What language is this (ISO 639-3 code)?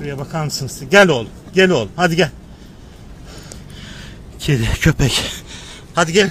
tur